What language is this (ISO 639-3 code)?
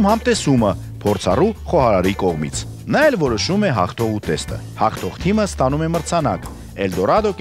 ron